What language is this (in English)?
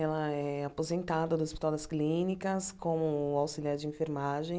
Portuguese